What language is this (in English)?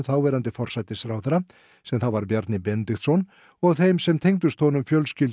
Icelandic